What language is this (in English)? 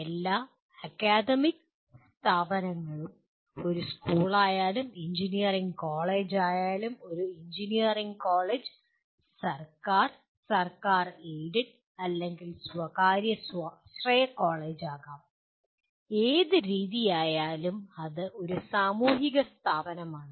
Malayalam